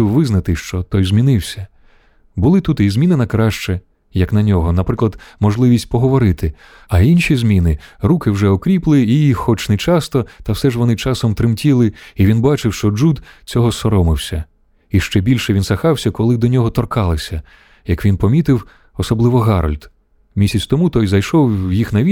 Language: Ukrainian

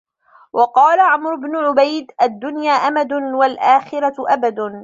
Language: Arabic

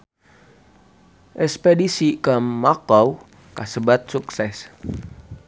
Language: Sundanese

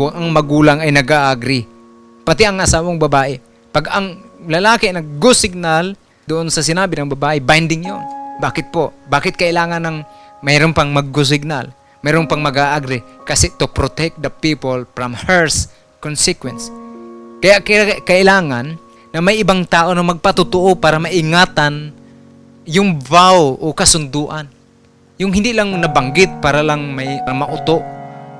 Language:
Filipino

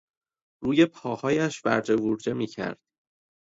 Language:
Persian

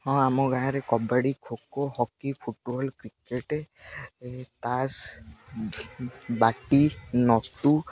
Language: Odia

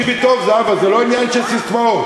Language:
Hebrew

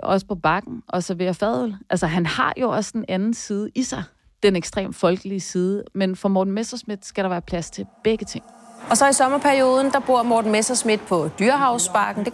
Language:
Danish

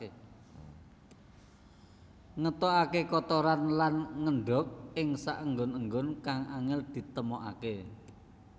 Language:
Javanese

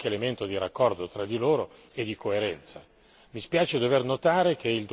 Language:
Italian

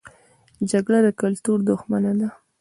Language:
Pashto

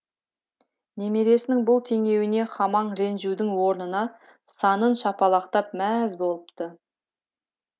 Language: Kazakh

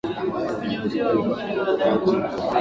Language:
Swahili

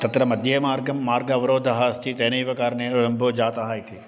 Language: Sanskrit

